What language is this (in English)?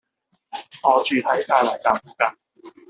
Cantonese